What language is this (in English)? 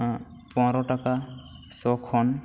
Santali